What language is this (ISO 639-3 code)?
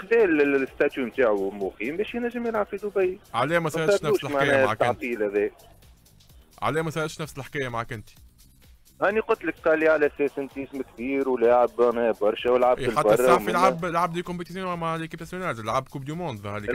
ara